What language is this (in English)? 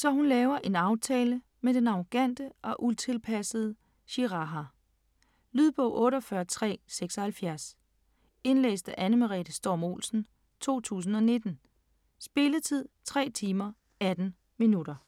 Danish